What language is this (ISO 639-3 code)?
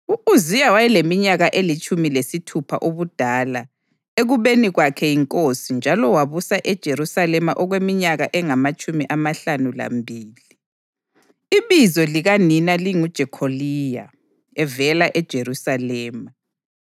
nde